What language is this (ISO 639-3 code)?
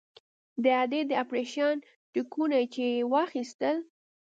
pus